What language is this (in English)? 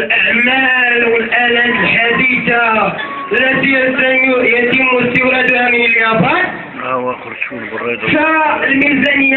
Arabic